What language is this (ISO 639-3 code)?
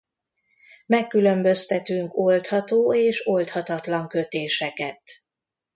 hun